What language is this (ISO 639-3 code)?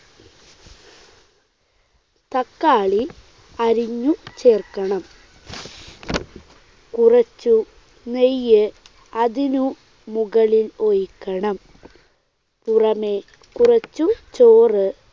mal